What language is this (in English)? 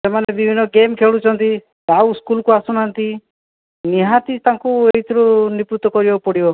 Odia